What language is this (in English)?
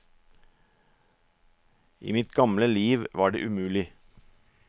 Norwegian